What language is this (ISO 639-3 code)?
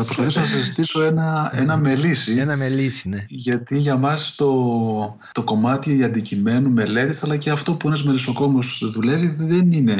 ell